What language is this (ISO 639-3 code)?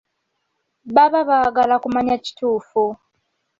lug